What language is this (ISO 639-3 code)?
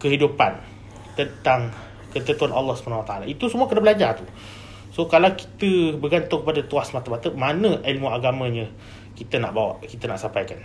msa